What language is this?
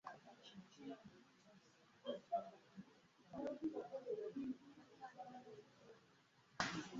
Ganda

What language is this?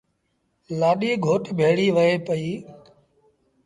Sindhi Bhil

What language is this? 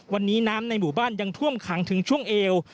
Thai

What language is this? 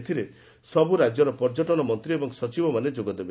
Odia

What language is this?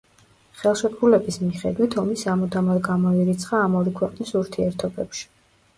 Georgian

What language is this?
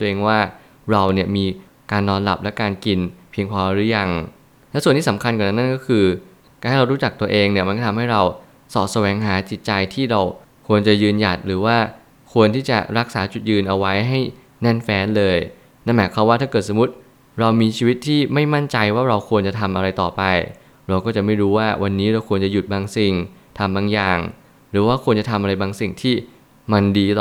Thai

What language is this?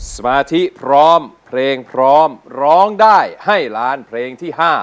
Thai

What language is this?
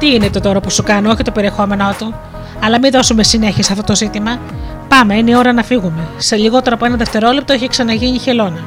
Greek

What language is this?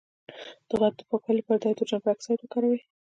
Pashto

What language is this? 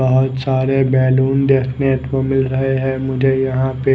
Hindi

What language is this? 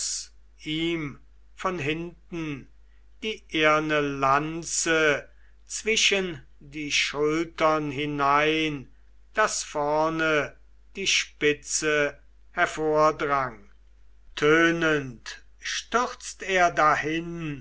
German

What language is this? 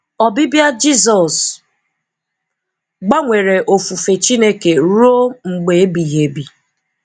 Igbo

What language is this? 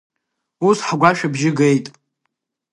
Abkhazian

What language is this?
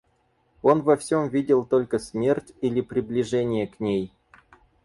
Russian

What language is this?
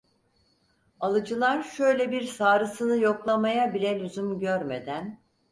Turkish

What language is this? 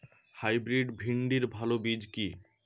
Bangla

